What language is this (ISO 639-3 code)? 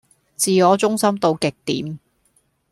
yue